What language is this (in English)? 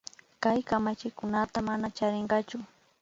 Imbabura Highland Quichua